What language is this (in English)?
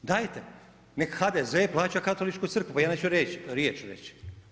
Croatian